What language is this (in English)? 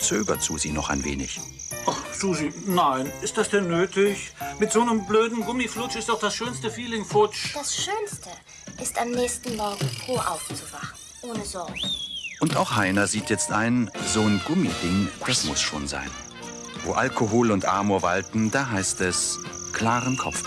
German